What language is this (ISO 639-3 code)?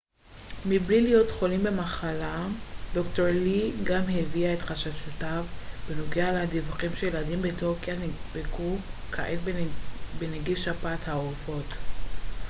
heb